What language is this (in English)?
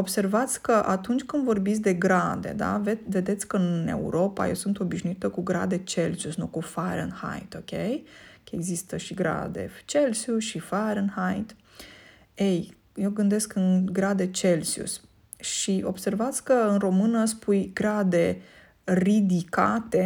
Romanian